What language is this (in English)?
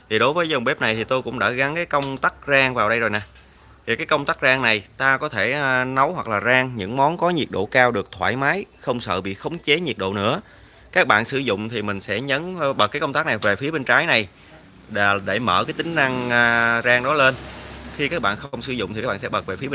Vietnamese